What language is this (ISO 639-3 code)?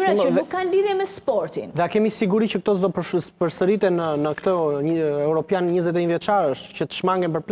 ron